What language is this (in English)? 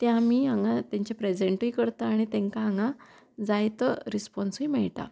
Konkani